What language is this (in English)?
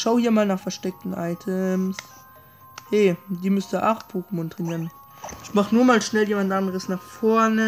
German